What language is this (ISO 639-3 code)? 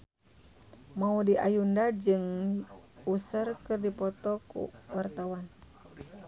sun